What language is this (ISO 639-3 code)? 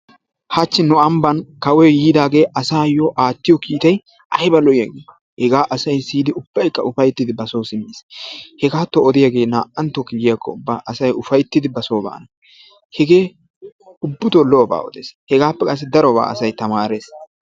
wal